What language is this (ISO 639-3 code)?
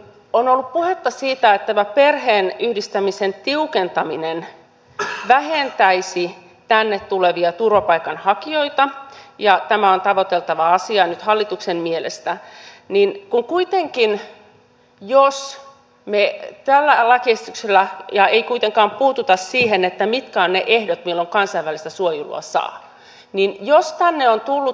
fin